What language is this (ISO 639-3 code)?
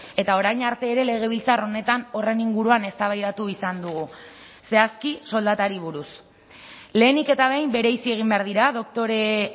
eus